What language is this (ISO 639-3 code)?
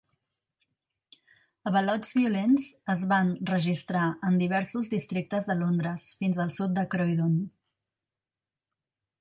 cat